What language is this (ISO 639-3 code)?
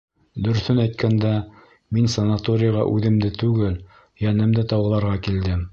bak